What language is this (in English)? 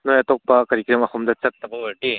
Manipuri